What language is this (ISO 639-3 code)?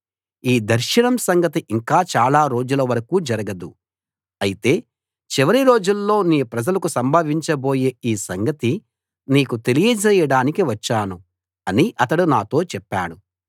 tel